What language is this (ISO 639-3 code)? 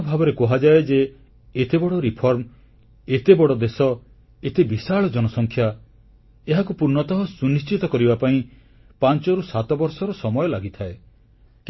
ori